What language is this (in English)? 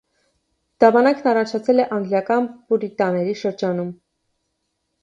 Armenian